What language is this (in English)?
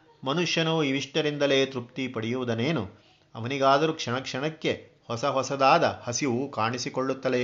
Kannada